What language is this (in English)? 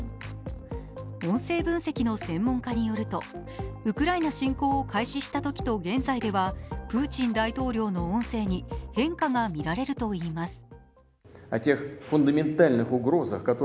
Japanese